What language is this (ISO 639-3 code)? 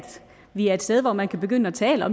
dan